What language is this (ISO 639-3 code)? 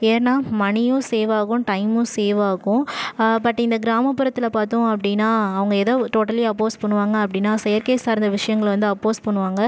tam